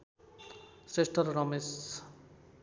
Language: Nepali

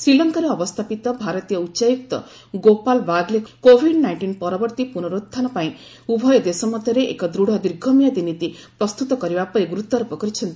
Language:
Odia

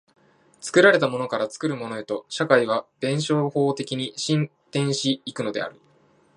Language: Japanese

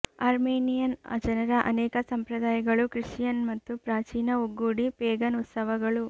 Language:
Kannada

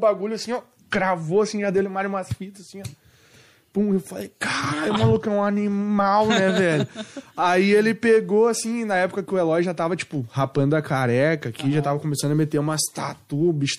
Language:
Portuguese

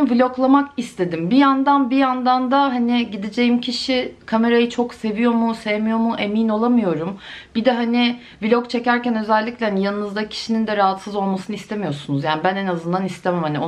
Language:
Turkish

